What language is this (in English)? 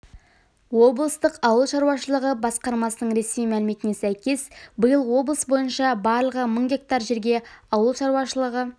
Kazakh